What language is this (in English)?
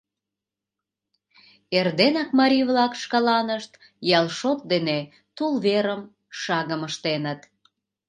Mari